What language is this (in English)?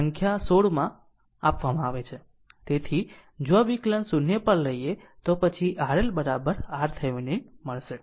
Gujarati